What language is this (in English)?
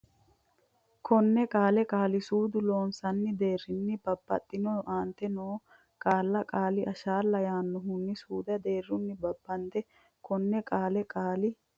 Sidamo